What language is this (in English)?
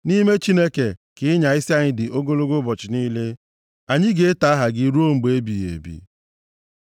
Igbo